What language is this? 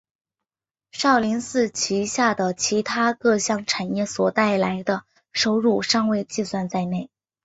Chinese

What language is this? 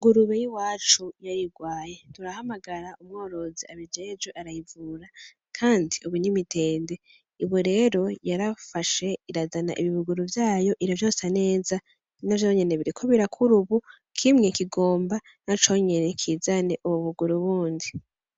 Rundi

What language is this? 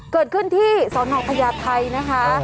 Thai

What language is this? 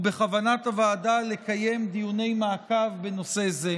Hebrew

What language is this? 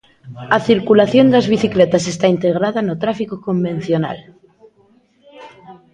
Galician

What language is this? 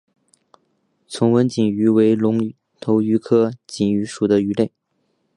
Chinese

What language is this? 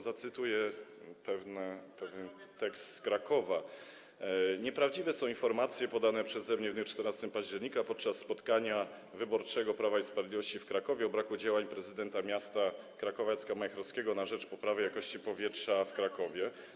Polish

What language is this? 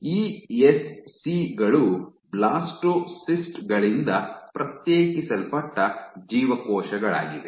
Kannada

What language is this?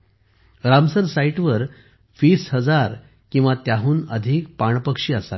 Marathi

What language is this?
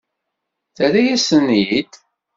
Kabyle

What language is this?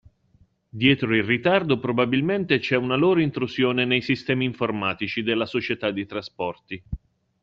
Italian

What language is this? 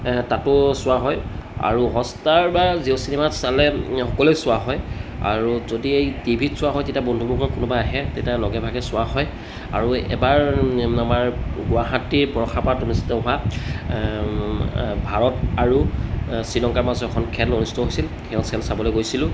Assamese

